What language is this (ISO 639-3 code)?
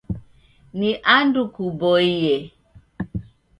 dav